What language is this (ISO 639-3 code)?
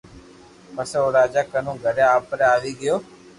lrk